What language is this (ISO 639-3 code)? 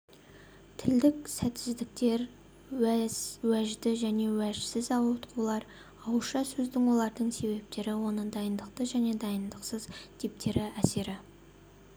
kaz